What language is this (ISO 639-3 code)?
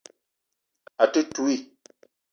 eto